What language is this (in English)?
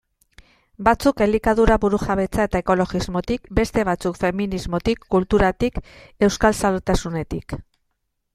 Basque